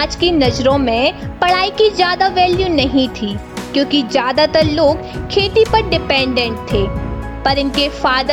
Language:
Hindi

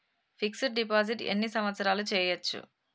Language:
Telugu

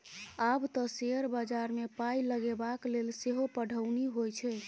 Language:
Maithili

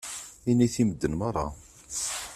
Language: Kabyle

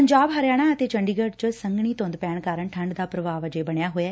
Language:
Punjabi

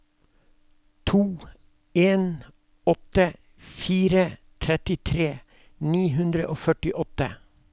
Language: Norwegian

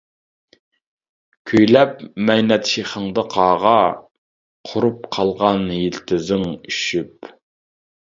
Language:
Uyghur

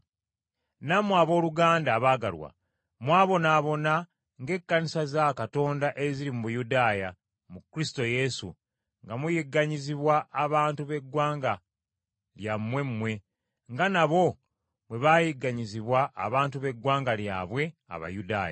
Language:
Ganda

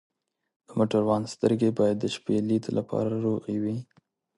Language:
Pashto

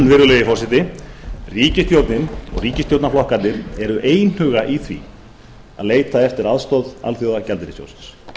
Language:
Icelandic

